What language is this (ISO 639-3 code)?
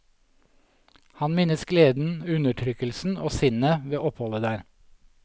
nor